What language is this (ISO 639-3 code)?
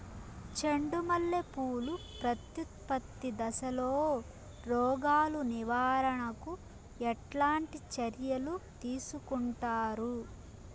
tel